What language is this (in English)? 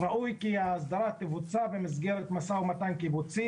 Hebrew